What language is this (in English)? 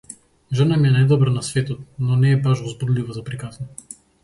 Macedonian